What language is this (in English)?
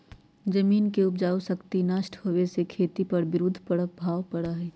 Magahi